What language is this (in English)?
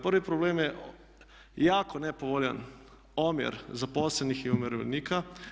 Croatian